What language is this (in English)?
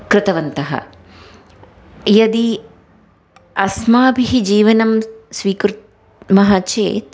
Sanskrit